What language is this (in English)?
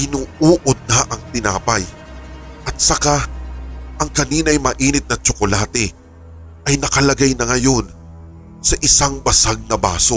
Filipino